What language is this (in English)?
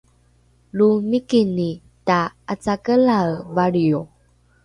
Rukai